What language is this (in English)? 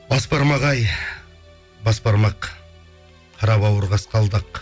Kazakh